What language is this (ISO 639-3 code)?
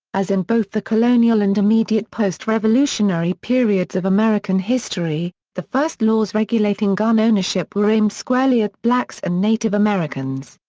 eng